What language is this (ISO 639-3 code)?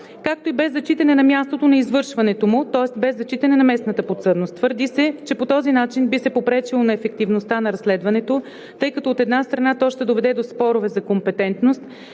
bul